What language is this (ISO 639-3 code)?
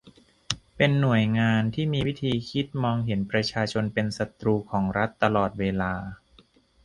tha